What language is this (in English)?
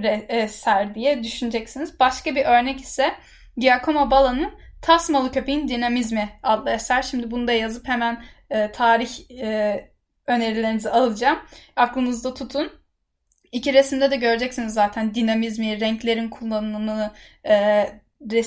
Turkish